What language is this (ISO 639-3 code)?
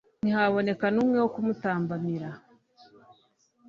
kin